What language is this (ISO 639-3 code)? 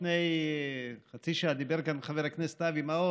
heb